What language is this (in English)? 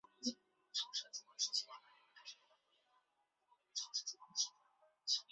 Chinese